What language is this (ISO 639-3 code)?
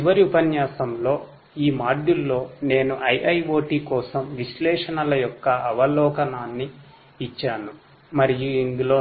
tel